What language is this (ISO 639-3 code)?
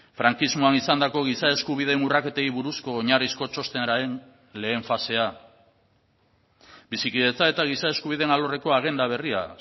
eus